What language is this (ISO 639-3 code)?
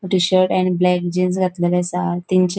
kok